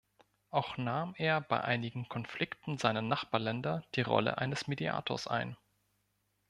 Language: German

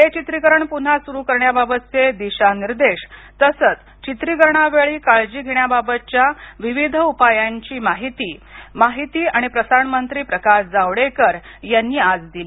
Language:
Marathi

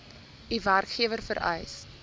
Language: Afrikaans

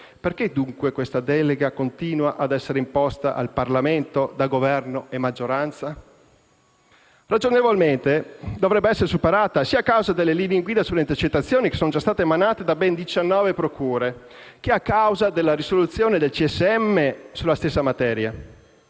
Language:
Italian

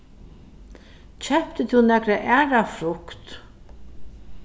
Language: Faroese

